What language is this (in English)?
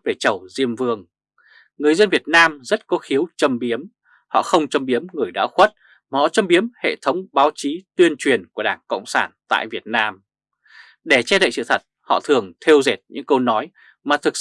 Vietnamese